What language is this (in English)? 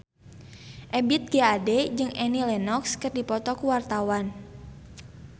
Sundanese